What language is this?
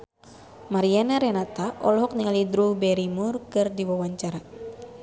Sundanese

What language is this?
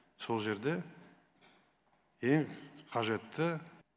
Kazakh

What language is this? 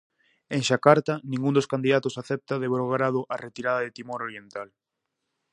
Galician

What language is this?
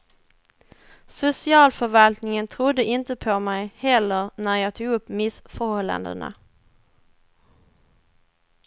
Swedish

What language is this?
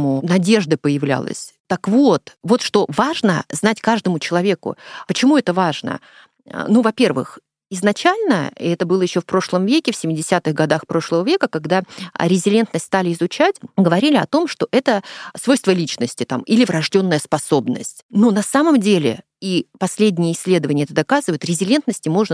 Russian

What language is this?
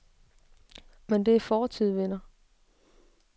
Danish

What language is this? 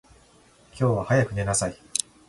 Japanese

